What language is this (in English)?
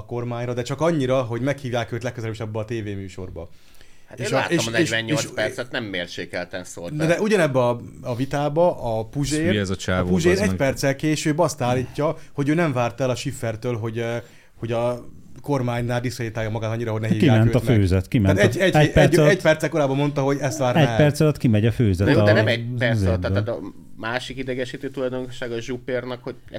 Hungarian